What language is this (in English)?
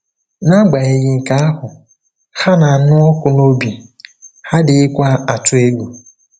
Igbo